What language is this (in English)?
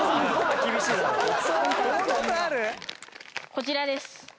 Japanese